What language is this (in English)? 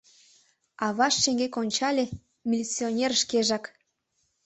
Mari